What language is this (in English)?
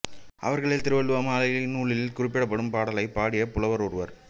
Tamil